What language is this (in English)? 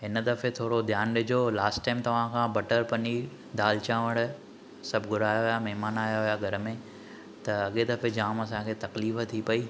Sindhi